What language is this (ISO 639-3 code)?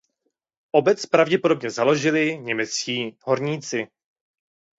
ces